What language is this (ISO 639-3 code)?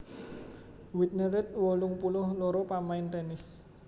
jav